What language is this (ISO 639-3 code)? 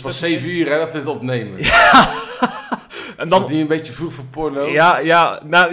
nld